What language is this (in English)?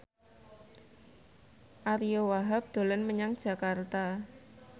Javanese